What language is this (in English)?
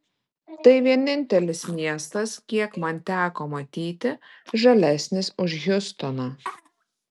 Lithuanian